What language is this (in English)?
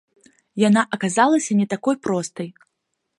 Belarusian